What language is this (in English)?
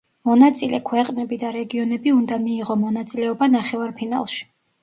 Georgian